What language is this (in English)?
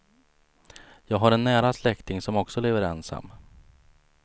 Swedish